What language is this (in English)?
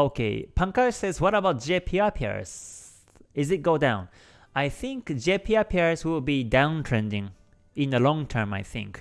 English